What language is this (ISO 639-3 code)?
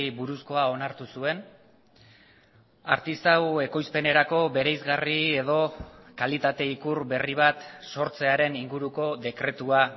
eus